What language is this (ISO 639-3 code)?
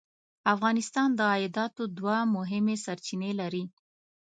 pus